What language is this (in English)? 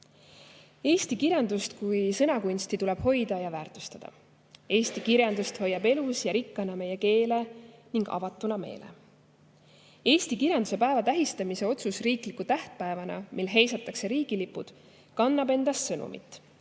Estonian